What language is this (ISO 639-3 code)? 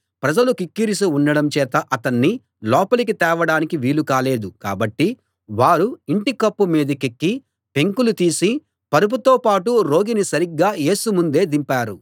tel